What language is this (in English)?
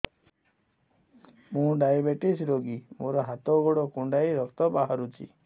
Odia